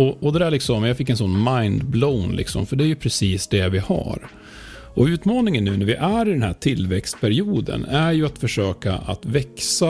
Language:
Swedish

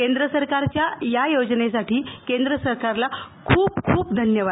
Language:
Marathi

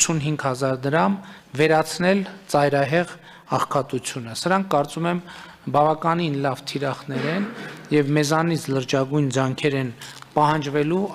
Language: Romanian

